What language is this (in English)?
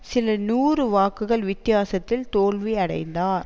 Tamil